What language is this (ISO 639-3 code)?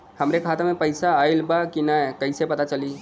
bho